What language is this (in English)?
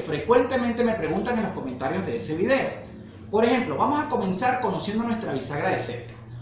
Spanish